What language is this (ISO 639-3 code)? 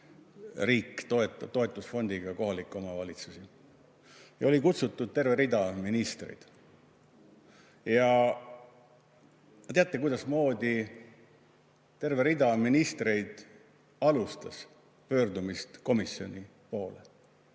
est